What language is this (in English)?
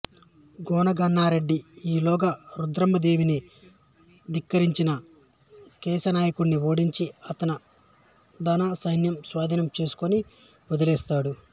Telugu